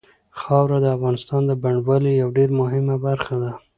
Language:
Pashto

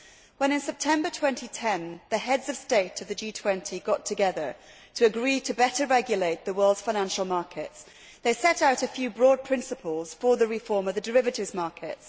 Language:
English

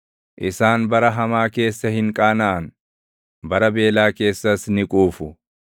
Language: Oromo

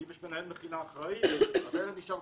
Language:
Hebrew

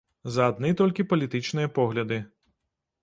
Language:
Belarusian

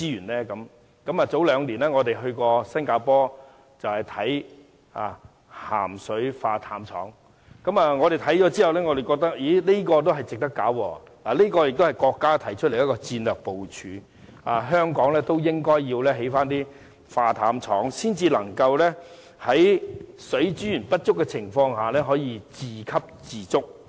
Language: Cantonese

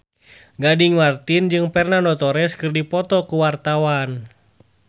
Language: Sundanese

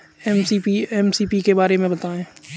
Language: Hindi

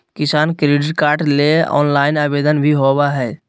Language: Magahi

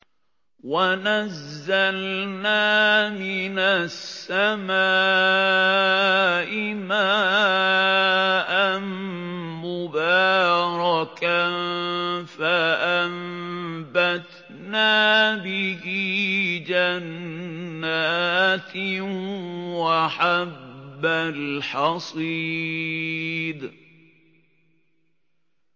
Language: Arabic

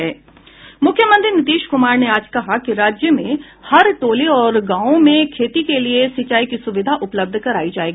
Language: Hindi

